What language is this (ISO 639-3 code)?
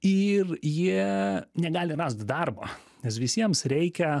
lit